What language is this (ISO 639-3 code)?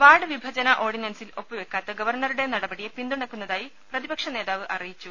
mal